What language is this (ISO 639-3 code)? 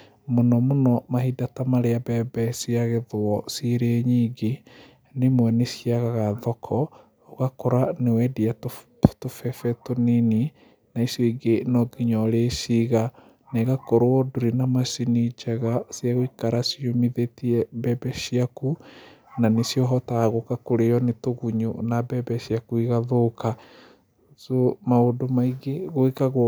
kik